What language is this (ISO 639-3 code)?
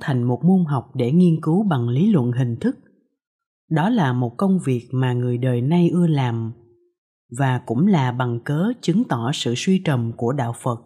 vie